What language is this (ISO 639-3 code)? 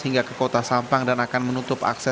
ind